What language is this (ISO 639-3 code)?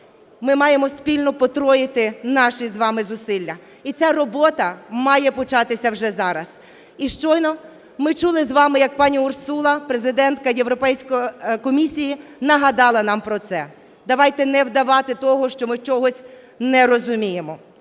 ukr